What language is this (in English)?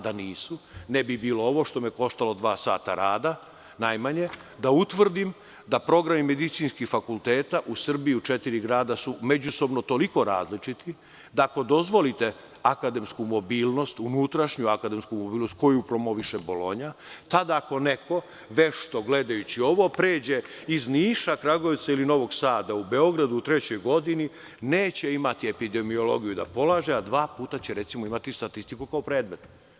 Serbian